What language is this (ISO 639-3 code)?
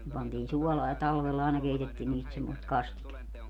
fin